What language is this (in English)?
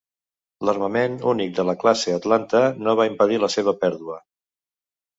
Catalan